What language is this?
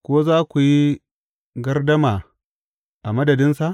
Hausa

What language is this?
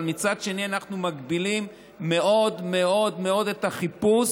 Hebrew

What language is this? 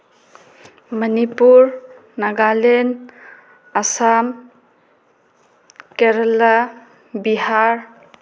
Manipuri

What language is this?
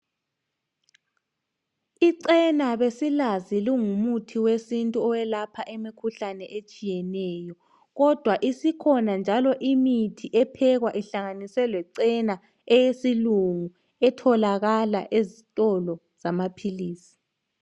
North Ndebele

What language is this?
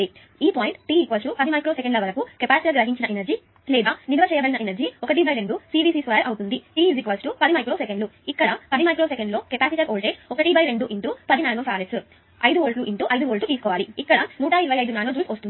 Telugu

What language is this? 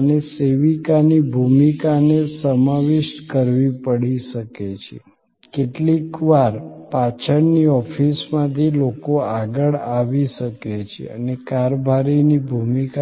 Gujarati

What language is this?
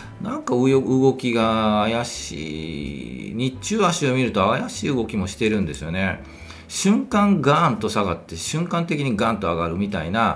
Japanese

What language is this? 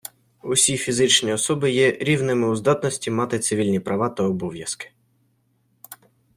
Ukrainian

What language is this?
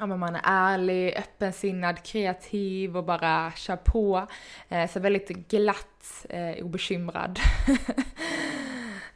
Swedish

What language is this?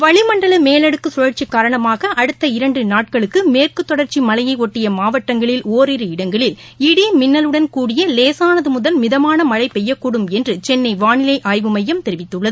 Tamil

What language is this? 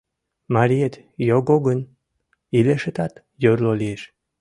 Mari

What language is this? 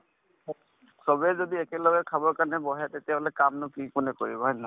Assamese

